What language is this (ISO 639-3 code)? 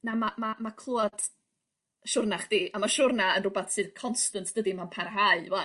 cym